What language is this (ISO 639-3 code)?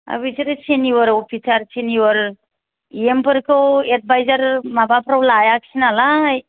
brx